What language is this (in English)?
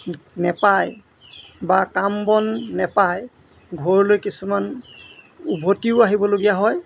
Assamese